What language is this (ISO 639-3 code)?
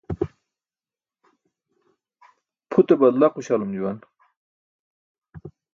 bsk